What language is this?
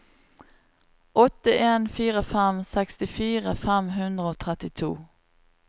Norwegian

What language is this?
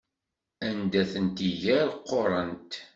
Kabyle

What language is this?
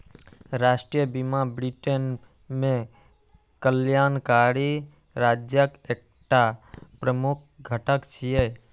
Maithili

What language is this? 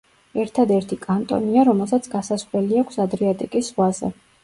Georgian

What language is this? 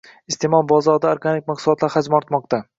Uzbek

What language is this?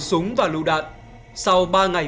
Vietnamese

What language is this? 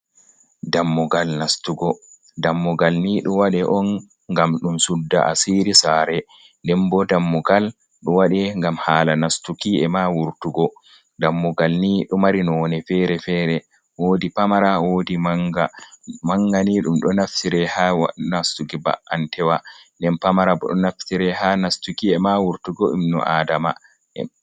Fula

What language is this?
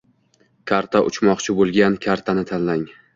Uzbek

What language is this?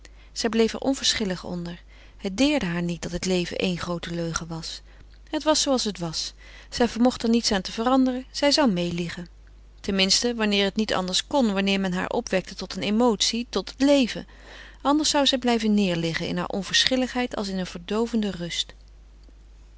Dutch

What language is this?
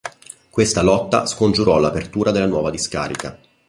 Italian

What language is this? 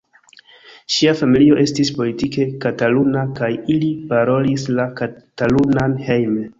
Esperanto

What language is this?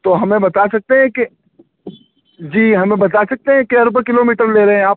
Urdu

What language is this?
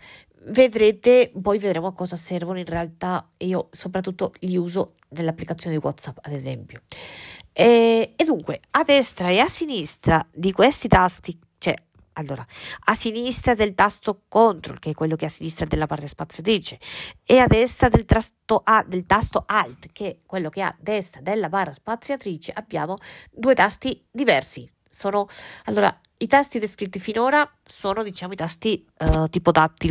Italian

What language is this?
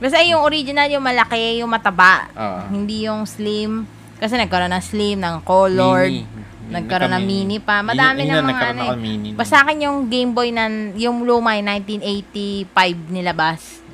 Filipino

